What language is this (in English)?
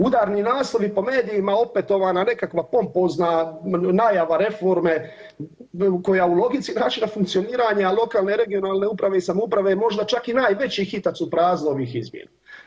Croatian